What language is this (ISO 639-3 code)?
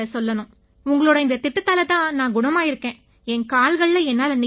tam